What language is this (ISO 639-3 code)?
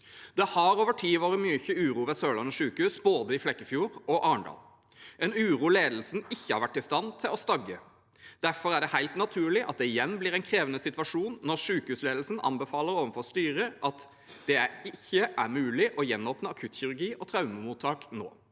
nor